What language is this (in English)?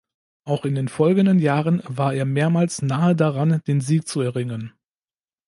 German